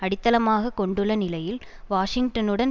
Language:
Tamil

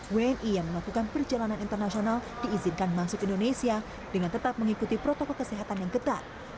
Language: Indonesian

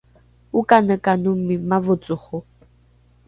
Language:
Rukai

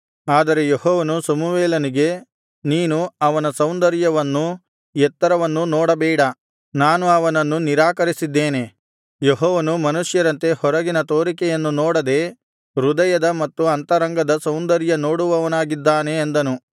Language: Kannada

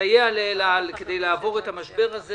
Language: Hebrew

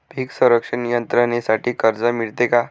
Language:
Marathi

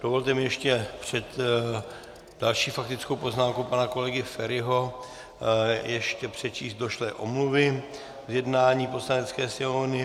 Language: Czech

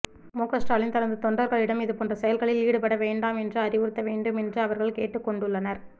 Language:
Tamil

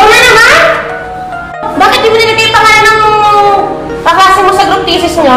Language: Indonesian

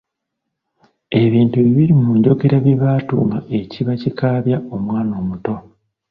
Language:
Ganda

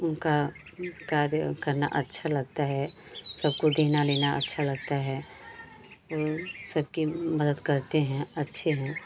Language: Hindi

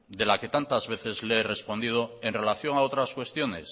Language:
Spanish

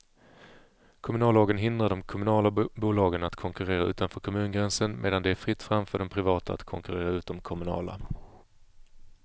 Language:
Swedish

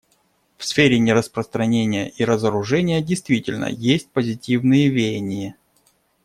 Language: Russian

